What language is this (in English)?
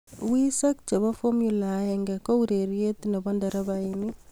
Kalenjin